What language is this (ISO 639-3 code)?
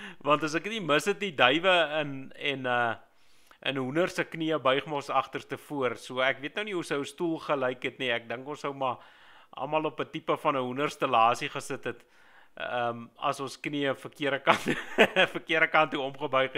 nld